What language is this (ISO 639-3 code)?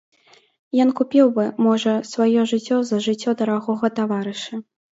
bel